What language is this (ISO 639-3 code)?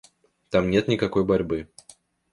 rus